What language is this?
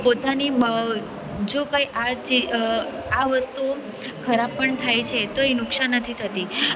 Gujarati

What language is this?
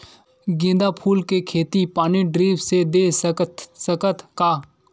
Chhattisgarhi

